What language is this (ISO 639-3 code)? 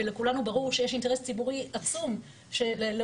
heb